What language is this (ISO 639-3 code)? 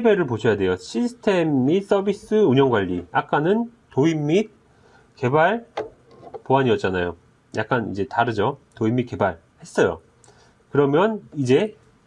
kor